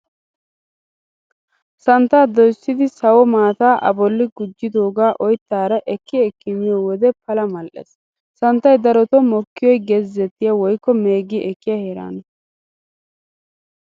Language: Wolaytta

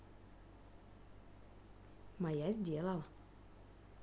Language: Russian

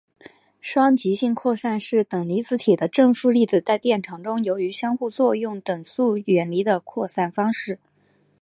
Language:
Chinese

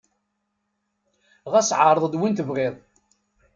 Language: Kabyle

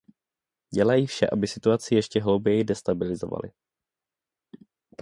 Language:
Czech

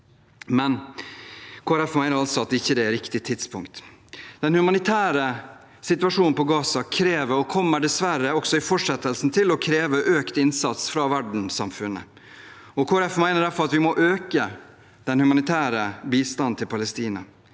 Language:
Norwegian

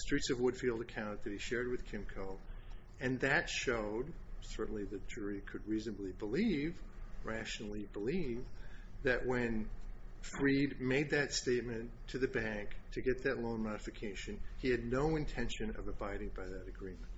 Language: English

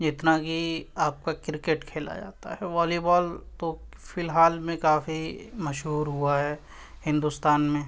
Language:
Urdu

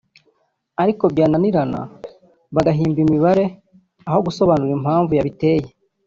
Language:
Kinyarwanda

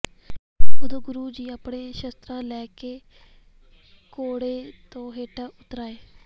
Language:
Punjabi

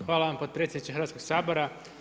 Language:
Croatian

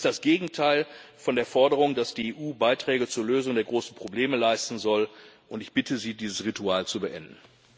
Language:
German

